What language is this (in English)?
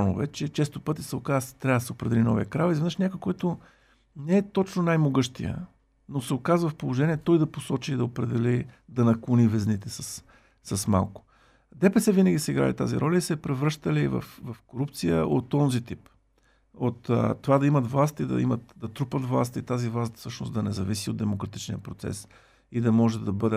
Bulgarian